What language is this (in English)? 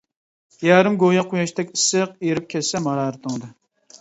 Uyghur